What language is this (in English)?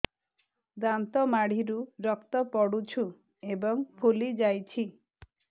Odia